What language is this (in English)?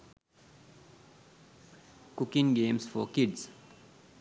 Sinhala